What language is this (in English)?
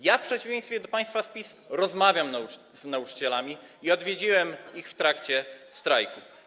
Polish